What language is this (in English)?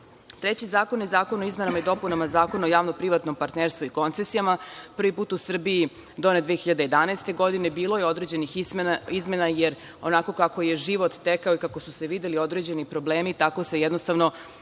Serbian